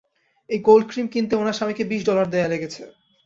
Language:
Bangla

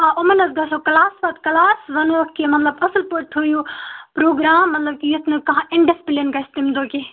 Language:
Kashmiri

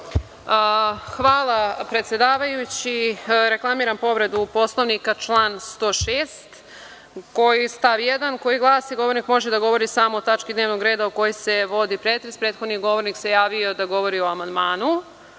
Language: Serbian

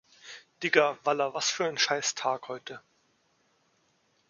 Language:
German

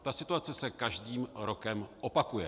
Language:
Czech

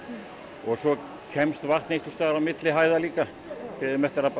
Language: Icelandic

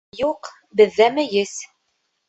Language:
Bashkir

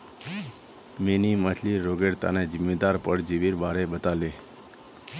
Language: Magahi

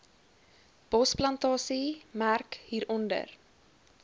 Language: Afrikaans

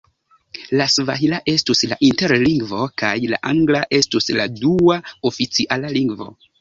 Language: Esperanto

